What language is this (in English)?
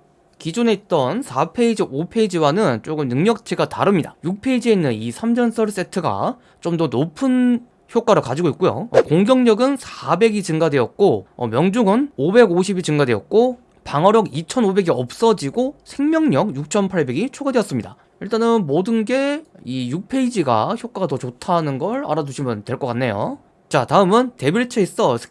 Korean